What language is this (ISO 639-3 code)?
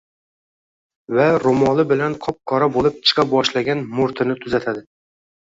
uzb